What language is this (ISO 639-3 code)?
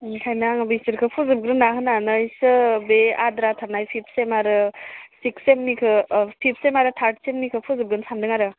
brx